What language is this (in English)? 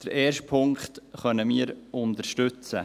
Swiss German